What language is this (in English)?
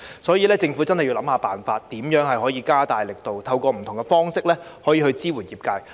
Cantonese